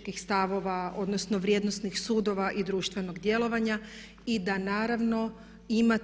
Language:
Croatian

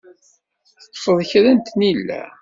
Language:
Kabyle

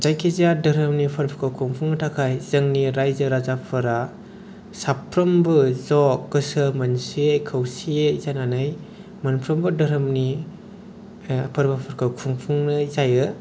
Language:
Bodo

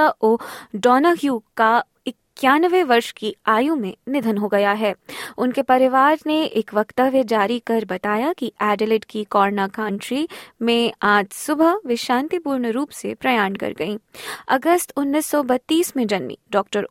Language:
Hindi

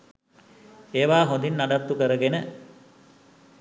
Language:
Sinhala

